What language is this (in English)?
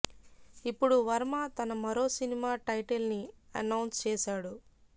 Telugu